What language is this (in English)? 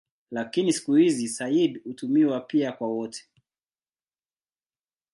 Swahili